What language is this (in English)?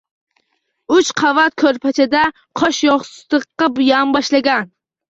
Uzbek